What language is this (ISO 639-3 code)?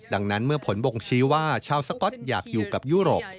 tha